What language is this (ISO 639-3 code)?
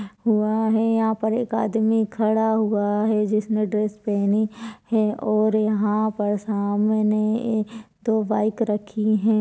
hin